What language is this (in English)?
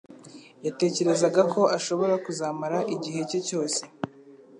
Kinyarwanda